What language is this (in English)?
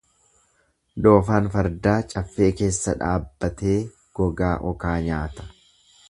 Oromo